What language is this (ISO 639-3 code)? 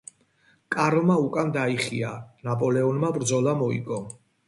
kat